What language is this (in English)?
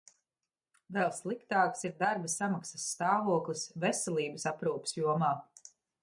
Latvian